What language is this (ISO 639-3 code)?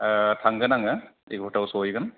brx